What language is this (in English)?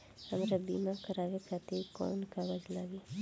Bhojpuri